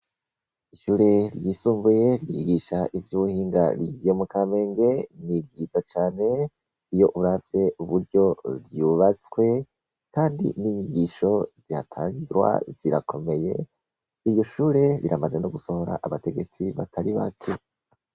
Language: Rundi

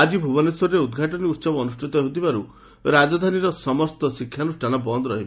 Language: Odia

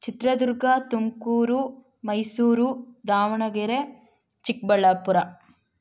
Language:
Kannada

